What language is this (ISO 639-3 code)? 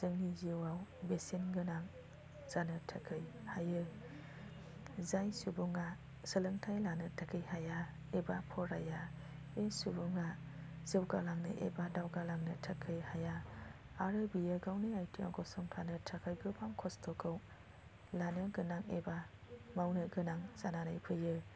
brx